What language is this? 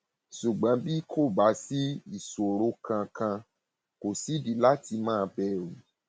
Yoruba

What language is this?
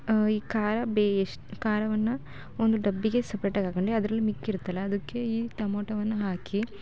Kannada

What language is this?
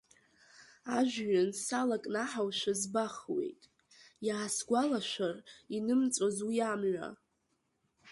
Abkhazian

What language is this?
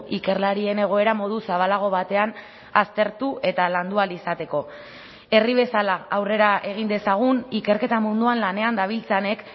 Basque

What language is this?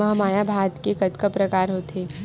Chhattisgarhi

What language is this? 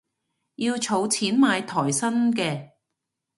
Cantonese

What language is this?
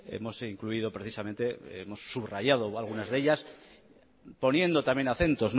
Spanish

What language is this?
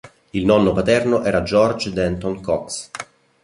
Italian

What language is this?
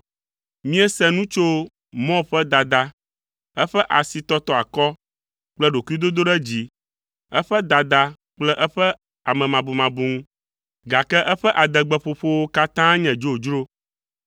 Ewe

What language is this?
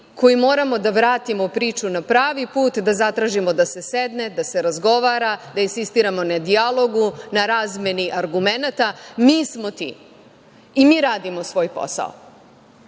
Serbian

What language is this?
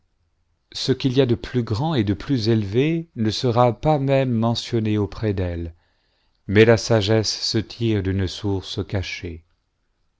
French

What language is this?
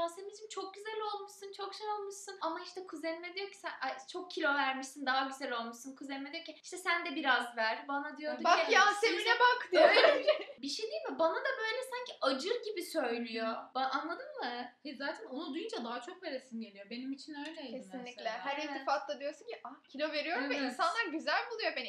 Turkish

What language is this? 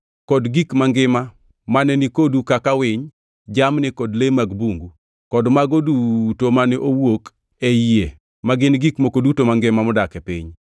Luo (Kenya and Tanzania)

